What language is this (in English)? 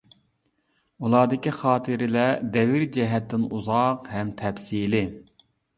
Uyghur